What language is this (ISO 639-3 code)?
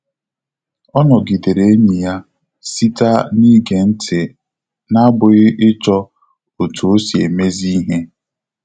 ibo